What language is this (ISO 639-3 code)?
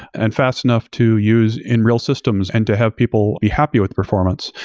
eng